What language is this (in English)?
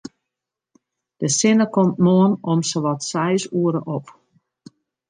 Western Frisian